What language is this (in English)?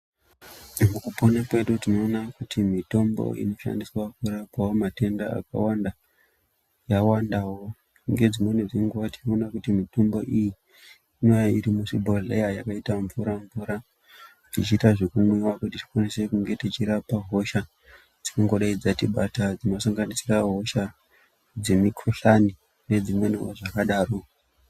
Ndau